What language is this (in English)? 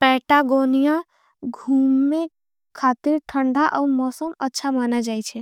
Angika